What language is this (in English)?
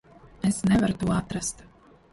Latvian